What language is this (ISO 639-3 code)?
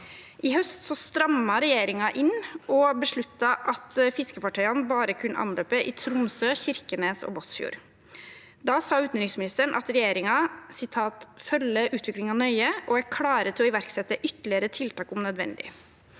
nor